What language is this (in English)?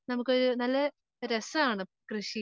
Malayalam